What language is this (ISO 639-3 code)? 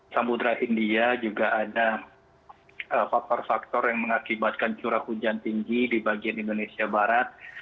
ind